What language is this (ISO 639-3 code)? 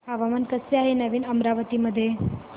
mar